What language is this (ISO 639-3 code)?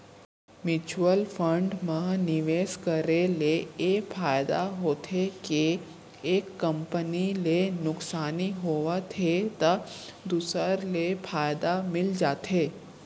hne